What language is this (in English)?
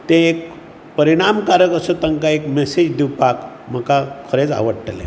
Konkani